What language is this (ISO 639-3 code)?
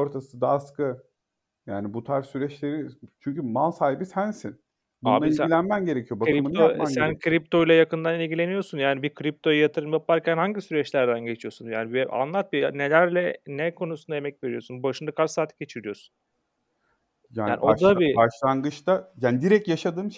tur